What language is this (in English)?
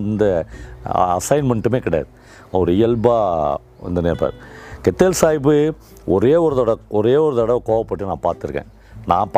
Tamil